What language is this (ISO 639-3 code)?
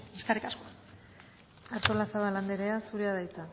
eus